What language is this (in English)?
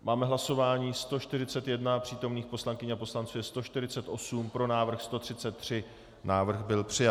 Czech